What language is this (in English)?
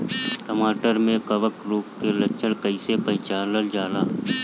Bhojpuri